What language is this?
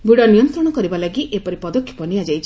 Odia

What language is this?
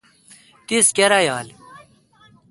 Kalkoti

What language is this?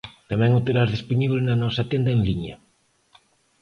Galician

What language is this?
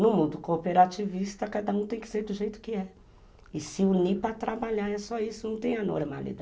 Portuguese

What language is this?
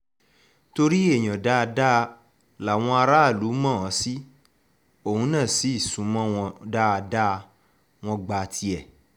Yoruba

